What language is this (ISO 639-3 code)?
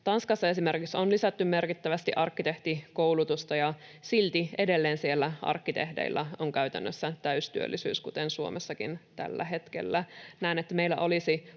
fin